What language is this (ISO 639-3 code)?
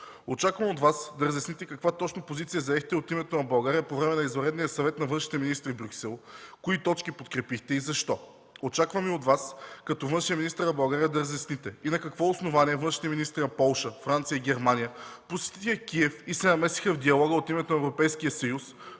bul